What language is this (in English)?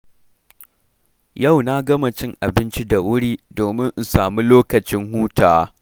Hausa